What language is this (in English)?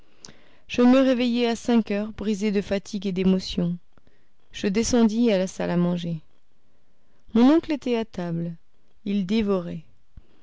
French